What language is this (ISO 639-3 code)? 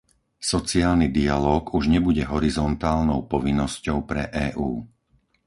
slk